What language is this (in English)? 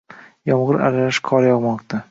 Uzbek